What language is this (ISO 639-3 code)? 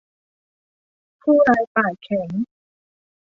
tha